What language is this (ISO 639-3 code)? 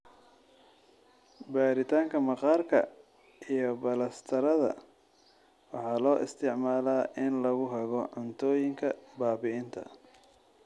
som